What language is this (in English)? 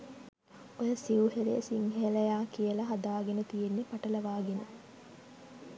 Sinhala